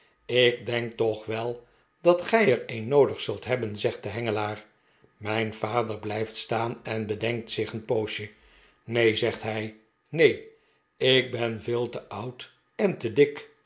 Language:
Dutch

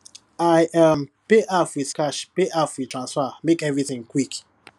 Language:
Nigerian Pidgin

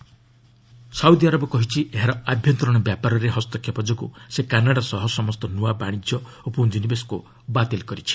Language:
Odia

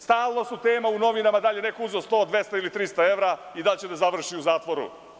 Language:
Serbian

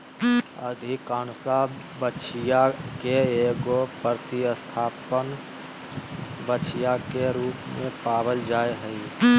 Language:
Magahi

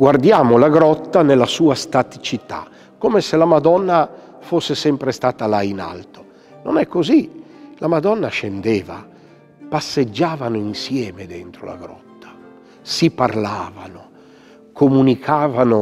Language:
Italian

